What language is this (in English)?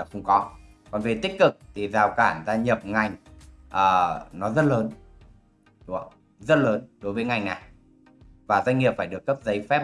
Vietnamese